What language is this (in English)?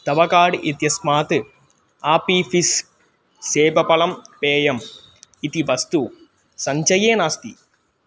Sanskrit